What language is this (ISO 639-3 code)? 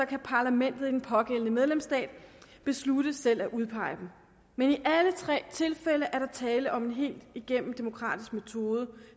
dan